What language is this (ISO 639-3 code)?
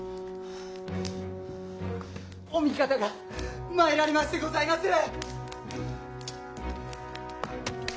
jpn